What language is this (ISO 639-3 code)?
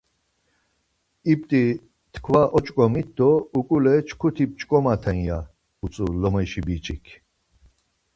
lzz